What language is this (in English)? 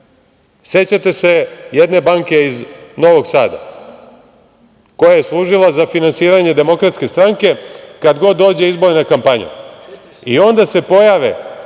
Serbian